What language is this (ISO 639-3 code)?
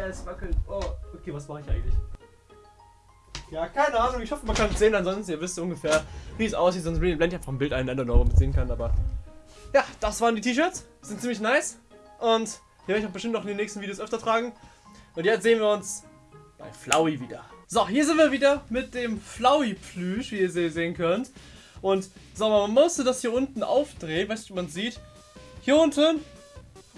deu